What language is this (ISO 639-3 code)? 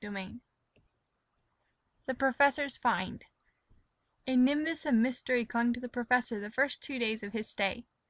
eng